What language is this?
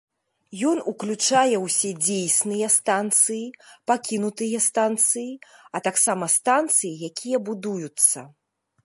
Belarusian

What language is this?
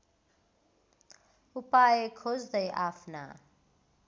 Nepali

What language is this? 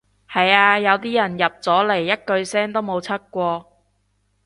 Cantonese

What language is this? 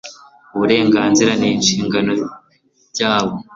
Kinyarwanda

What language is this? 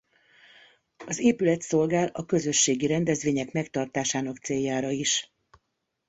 Hungarian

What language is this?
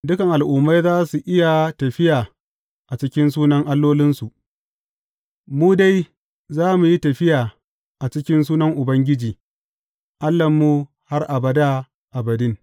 Hausa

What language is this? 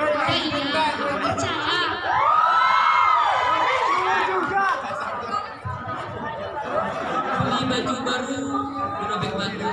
Indonesian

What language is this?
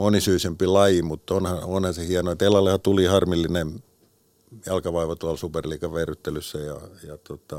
Finnish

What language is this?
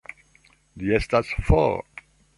Esperanto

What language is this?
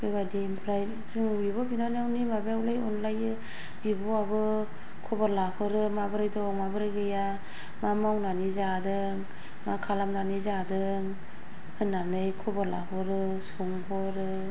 Bodo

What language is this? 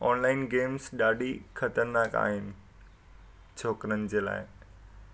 Sindhi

